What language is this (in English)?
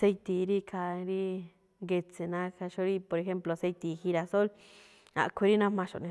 Malinaltepec Me'phaa